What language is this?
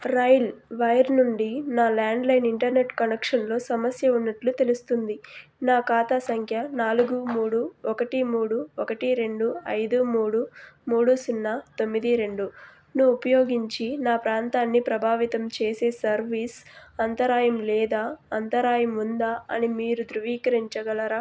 Telugu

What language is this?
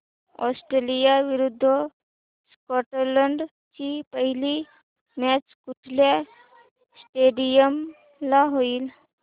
Marathi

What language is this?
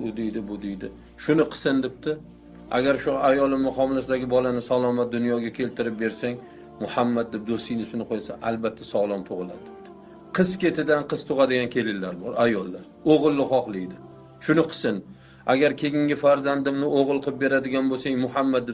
Turkish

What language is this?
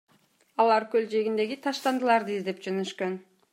Kyrgyz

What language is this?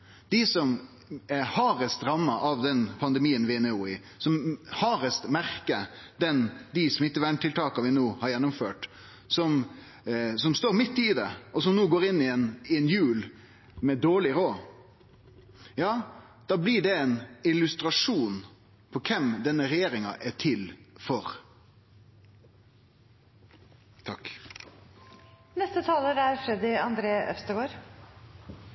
Norwegian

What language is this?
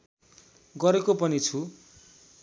Nepali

